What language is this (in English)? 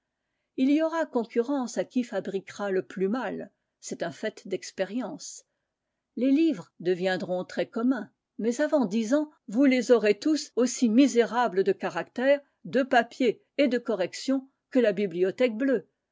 French